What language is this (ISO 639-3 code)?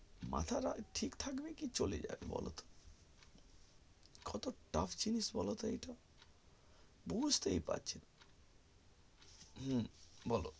ben